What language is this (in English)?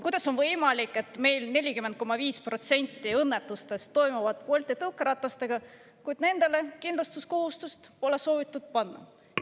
Estonian